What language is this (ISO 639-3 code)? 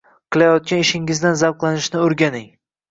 uzb